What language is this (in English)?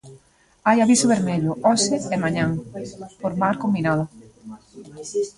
Galician